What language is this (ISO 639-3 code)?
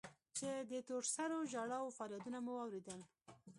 pus